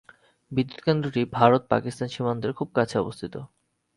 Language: Bangla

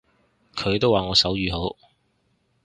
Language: Cantonese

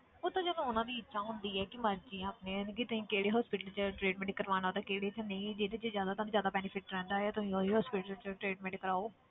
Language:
Punjabi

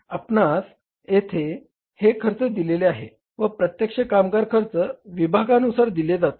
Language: Marathi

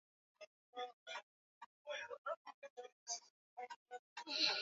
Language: Swahili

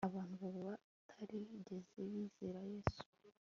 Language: Kinyarwanda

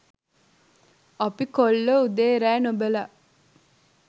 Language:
Sinhala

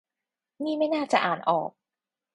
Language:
Thai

